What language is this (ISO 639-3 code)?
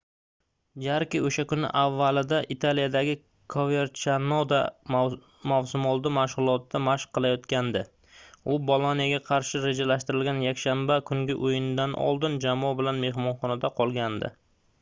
uzb